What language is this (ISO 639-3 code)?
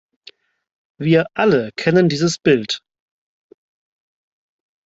deu